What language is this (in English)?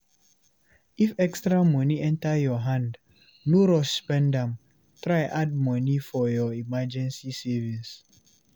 Nigerian Pidgin